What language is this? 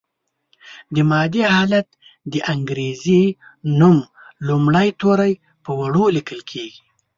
Pashto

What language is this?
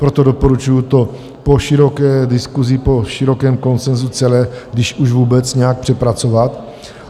Czech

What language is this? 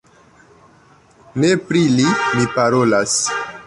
Esperanto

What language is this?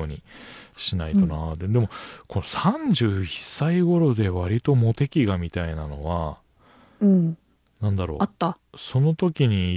Japanese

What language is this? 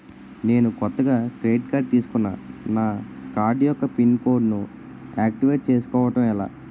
Telugu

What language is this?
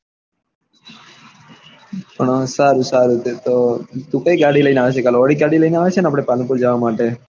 Gujarati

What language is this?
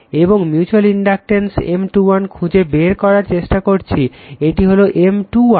Bangla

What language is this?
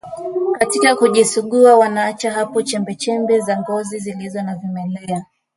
Swahili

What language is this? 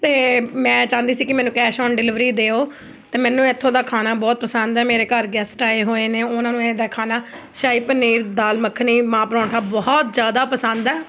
Punjabi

